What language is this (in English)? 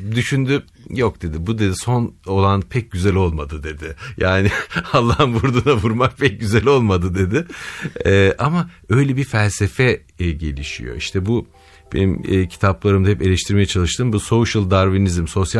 Turkish